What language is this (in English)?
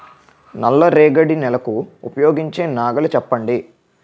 Telugu